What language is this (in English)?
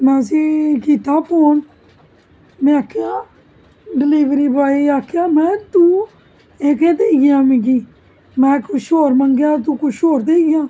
Dogri